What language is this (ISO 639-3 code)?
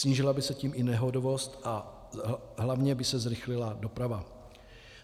ces